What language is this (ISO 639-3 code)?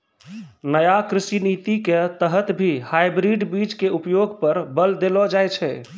mai